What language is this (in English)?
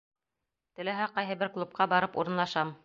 Bashkir